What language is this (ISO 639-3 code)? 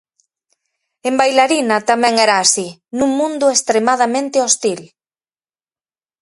glg